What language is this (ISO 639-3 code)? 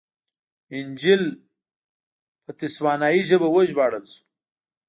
pus